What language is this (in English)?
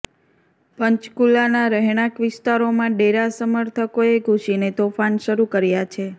Gujarati